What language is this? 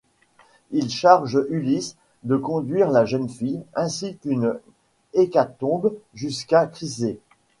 French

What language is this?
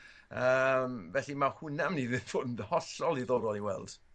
Welsh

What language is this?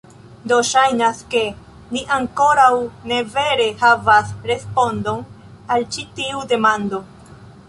Esperanto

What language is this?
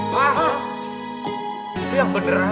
Indonesian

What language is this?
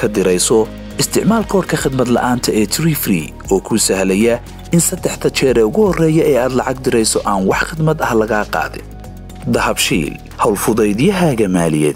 Arabic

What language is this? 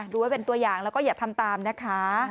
Thai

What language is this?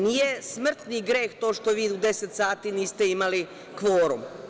Serbian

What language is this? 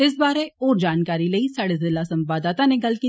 Dogri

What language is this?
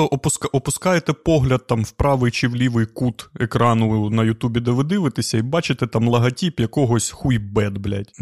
Ukrainian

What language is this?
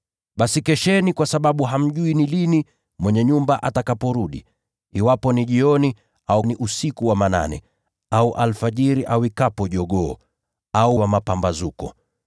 Swahili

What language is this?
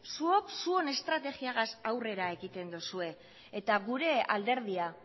Basque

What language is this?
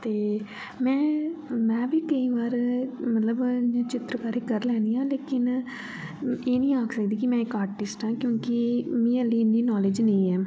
Dogri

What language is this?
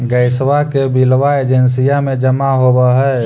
Magahi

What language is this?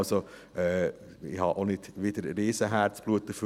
Swiss German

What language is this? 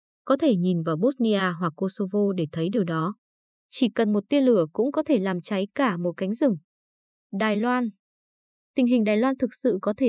Vietnamese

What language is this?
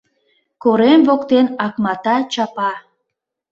Mari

